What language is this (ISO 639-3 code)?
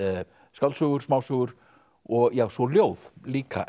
isl